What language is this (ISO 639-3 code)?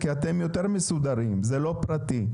heb